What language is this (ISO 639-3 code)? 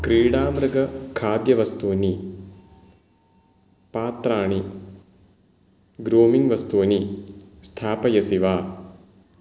san